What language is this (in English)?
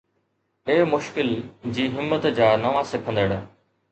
Sindhi